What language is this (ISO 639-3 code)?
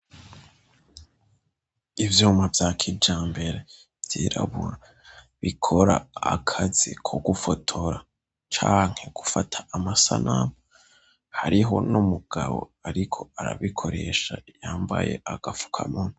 run